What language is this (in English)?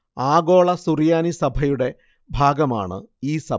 Malayalam